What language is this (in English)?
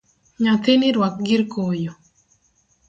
Luo (Kenya and Tanzania)